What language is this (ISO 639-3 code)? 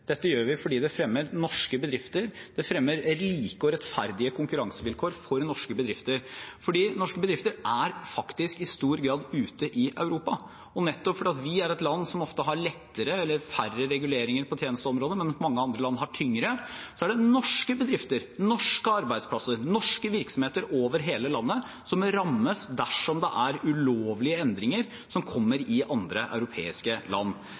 nob